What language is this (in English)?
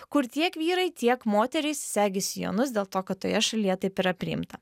Lithuanian